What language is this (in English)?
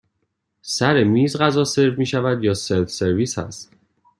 Persian